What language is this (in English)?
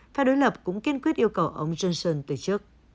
Vietnamese